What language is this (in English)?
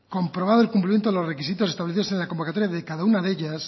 Spanish